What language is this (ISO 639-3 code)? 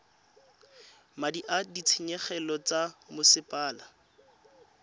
tsn